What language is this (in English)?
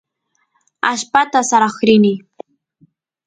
Santiago del Estero Quichua